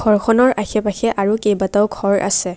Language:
Assamese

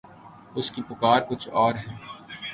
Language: Urdu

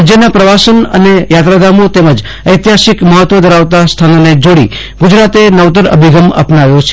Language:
Gujarati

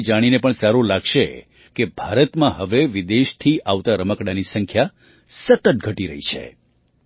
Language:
Gujarati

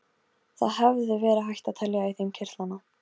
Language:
Icelandic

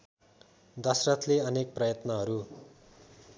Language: Nepali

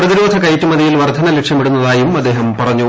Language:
Malayalam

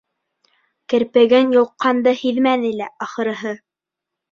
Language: Bashkir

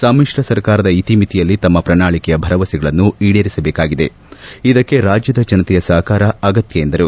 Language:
Kannada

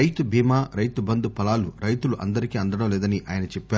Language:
Telugu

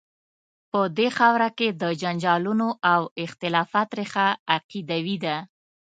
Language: Pashto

